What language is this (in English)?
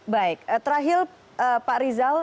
Indonesian